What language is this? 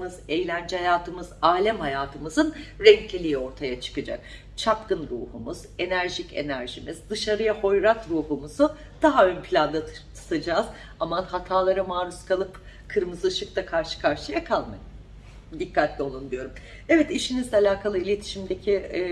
Turkish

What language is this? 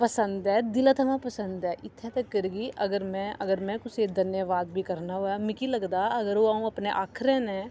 Dogri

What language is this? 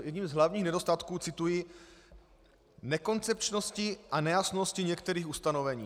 Czech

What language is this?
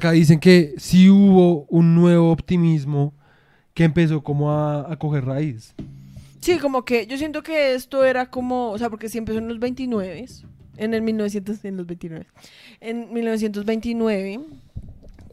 Spanish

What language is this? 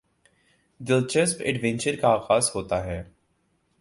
Urdu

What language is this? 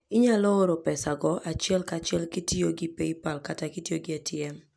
Luo (Kenya and Tanzania)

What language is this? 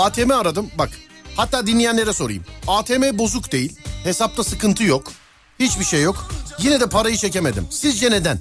Turkish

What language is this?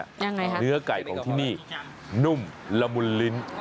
Thai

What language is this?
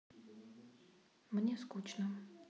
Russian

